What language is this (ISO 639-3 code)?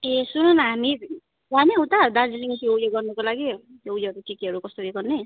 nep